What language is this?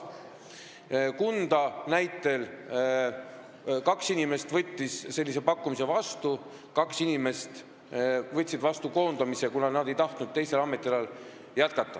Estonian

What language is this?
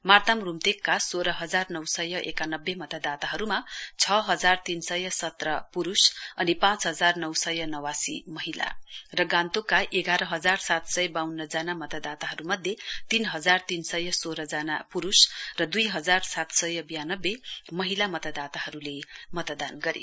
Nepali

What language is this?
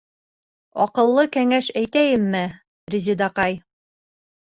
Bashkir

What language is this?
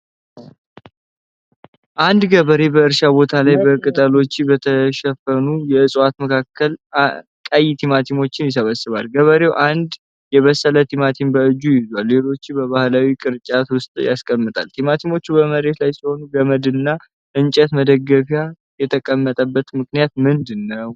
Amharic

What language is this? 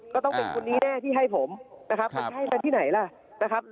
Thai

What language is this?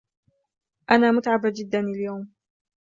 Arabic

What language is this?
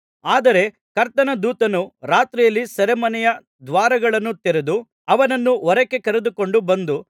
Kannada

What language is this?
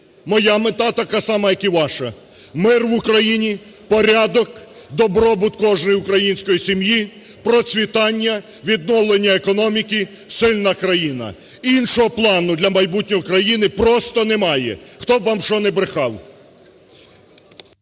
Ukrainian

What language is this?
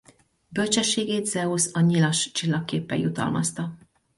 Hungarian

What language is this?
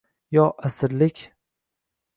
Uzbek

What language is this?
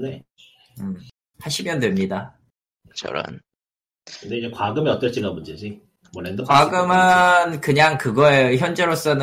Korean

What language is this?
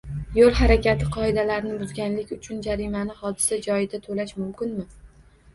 Uzbek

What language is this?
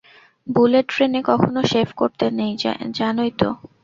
Bangla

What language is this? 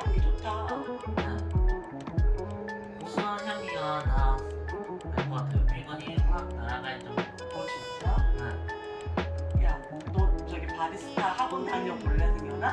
Korean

